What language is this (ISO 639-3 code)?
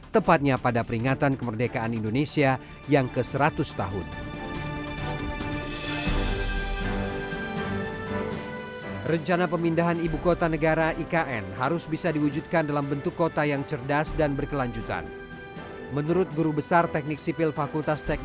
ind